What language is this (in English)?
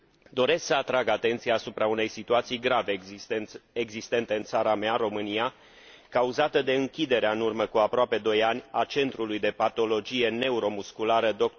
Romanian